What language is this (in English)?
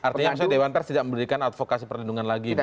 Indonesian